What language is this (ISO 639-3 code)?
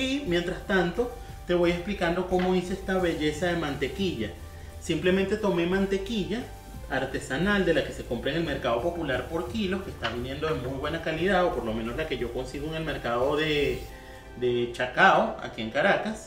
spa